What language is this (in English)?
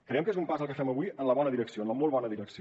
Catalan